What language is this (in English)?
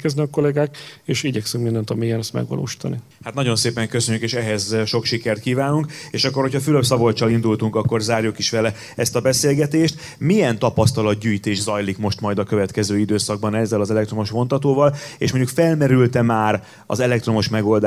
Hungarian